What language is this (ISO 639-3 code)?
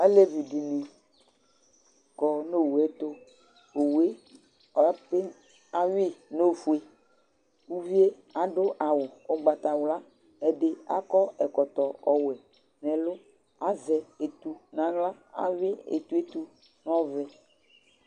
kpo